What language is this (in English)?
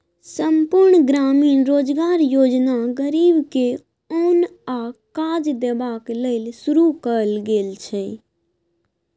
Maithili